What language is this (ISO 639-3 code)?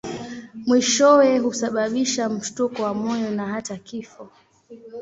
swa